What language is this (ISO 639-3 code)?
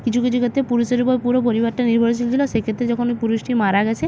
ben